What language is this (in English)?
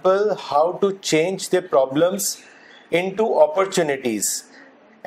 Urdu